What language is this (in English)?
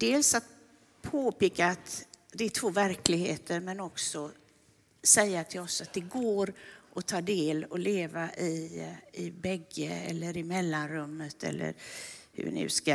Swedish